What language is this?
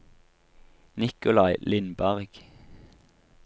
Norwegian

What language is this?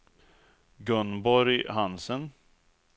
Swedish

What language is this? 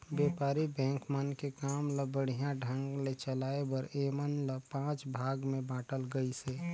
Chhattisgarhi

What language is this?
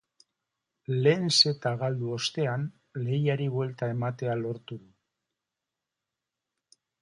Basque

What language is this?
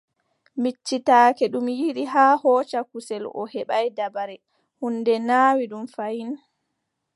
Adamawa Fulfulde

